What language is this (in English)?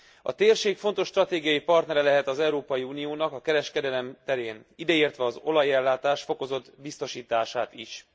Hungarian